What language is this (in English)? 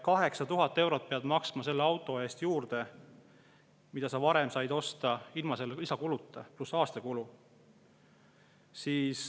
Estonian